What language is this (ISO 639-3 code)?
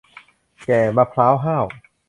tha